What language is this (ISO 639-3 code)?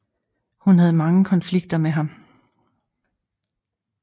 dan